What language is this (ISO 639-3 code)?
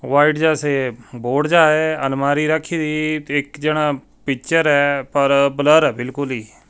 pan